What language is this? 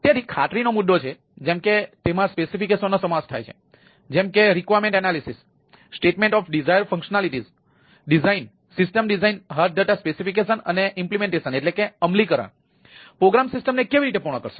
Gujarati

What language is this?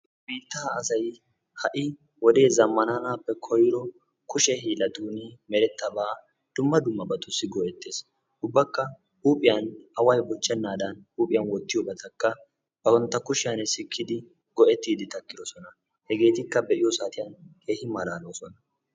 Wolaytta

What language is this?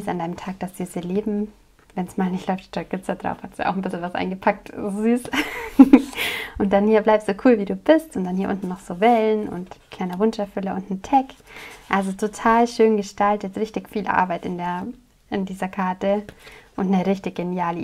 German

